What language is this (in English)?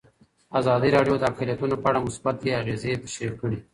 Pashto